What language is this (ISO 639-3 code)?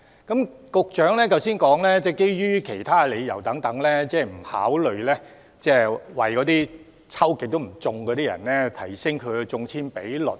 yue